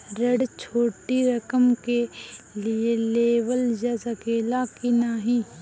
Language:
Bhojpuri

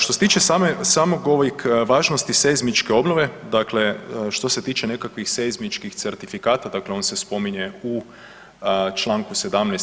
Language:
Croatian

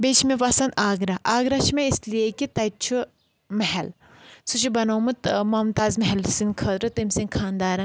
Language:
Kashmiri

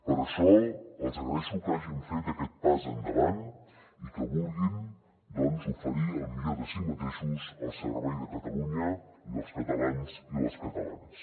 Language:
Catalan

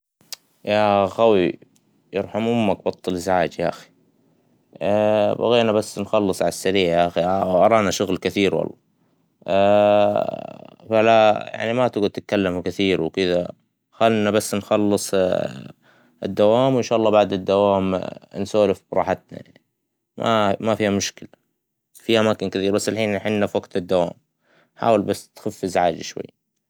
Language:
Hijazi Arabic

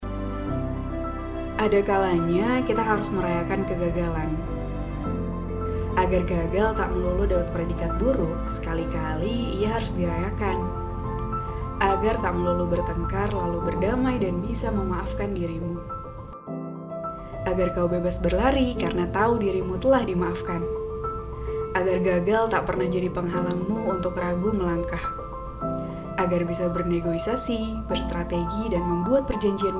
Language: Indonesian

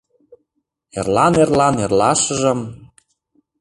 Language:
Mari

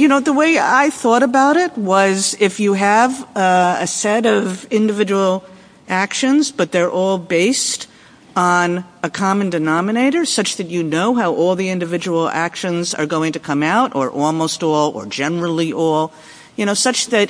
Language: English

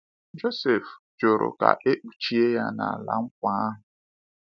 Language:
Igbo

